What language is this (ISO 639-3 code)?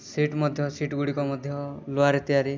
ori